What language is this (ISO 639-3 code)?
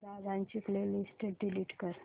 mar